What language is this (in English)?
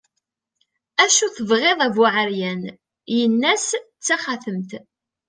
Kabyle